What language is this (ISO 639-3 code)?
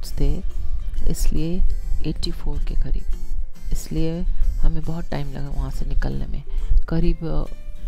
hin